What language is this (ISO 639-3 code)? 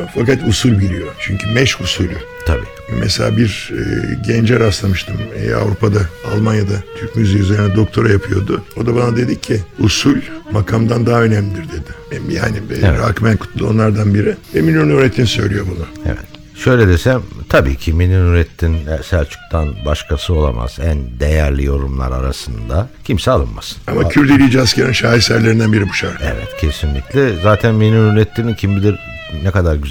tur